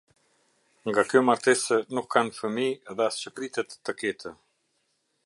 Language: Albanian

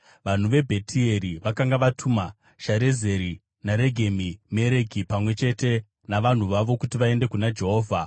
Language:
Shona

